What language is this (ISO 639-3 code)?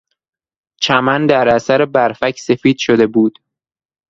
fas